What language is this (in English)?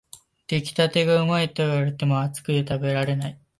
Japanese